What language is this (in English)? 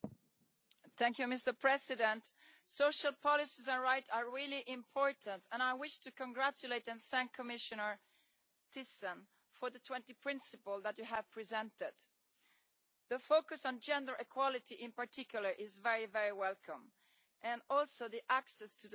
English